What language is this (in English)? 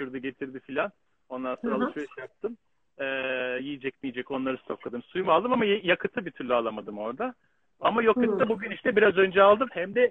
Turkish